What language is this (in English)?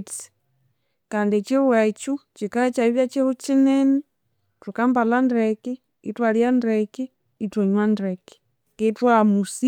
Konzo